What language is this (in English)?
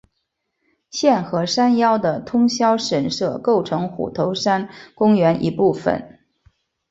Chinese